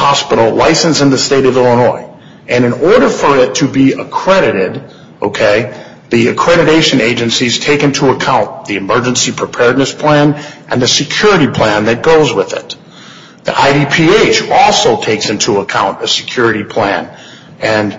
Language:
English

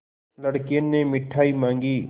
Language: Hindi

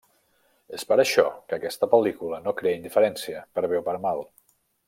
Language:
Catalan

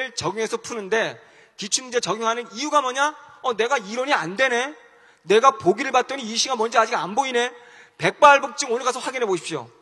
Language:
Korean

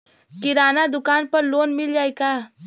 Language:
Bhojpuri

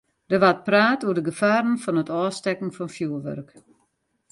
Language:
Western Frisian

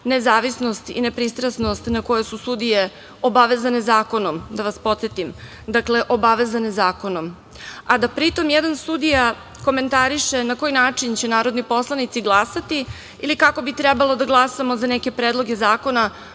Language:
Serbian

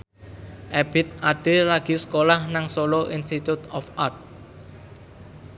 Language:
Javanese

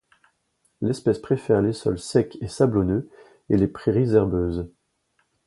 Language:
French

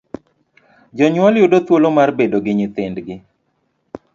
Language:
Luo (Kenya and Tanzania)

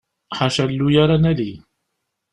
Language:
Kabyle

